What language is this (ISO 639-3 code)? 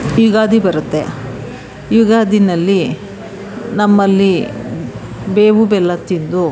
kan